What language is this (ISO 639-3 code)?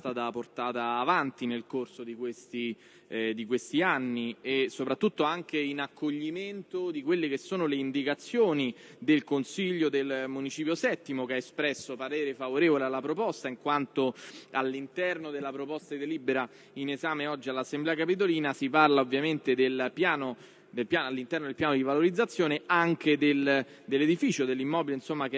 ita